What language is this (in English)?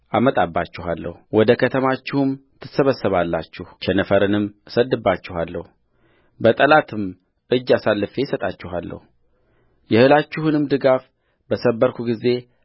Amharic